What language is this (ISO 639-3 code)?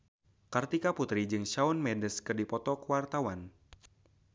sun